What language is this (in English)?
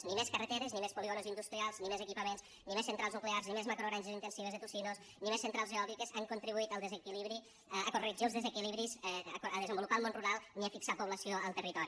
Catalan